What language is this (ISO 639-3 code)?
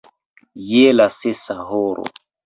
epo